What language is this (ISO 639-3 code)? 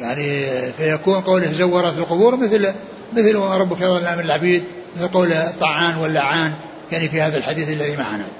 ara